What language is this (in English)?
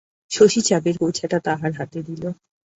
Bangla